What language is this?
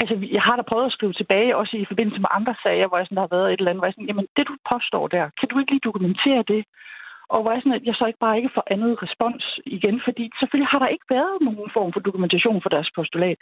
Danish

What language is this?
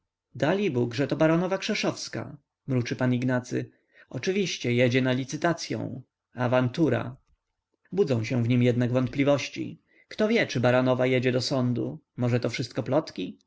Polish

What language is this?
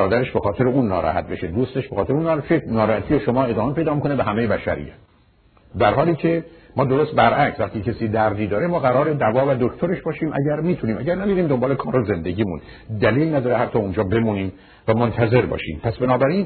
Persian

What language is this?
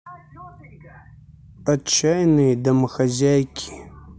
Russian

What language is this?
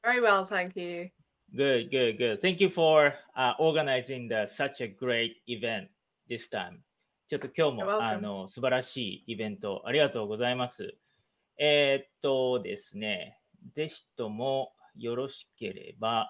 Japanese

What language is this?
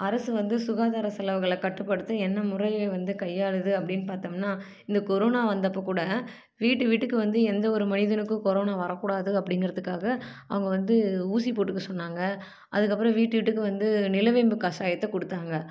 Tamil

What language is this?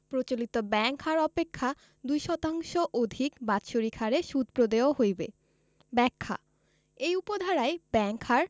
Bangla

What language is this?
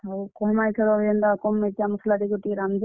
Odia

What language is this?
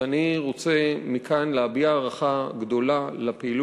Hebrew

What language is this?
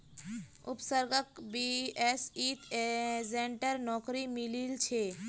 Magahi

